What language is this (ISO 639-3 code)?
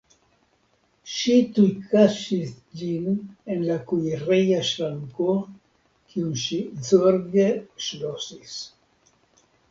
epo